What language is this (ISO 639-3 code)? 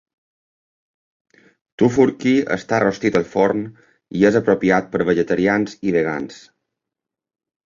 cat